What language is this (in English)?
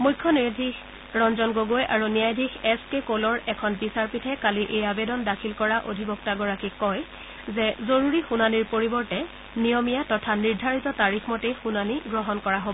Assamese